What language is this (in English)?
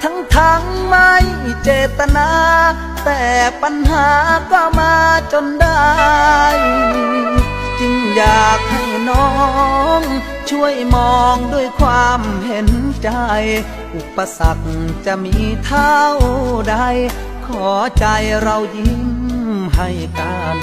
Thai